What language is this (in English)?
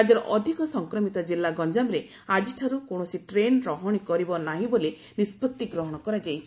Odia